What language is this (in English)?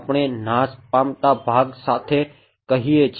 Gujarati